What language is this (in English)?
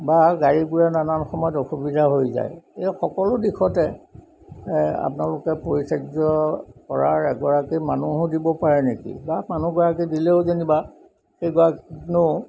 Assamese